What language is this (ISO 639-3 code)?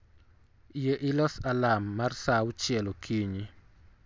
luo